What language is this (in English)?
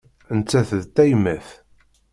Kabyle